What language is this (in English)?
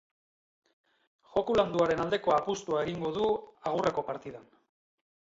Basque